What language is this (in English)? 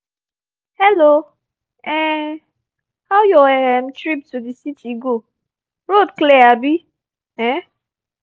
Nigerian Pidgin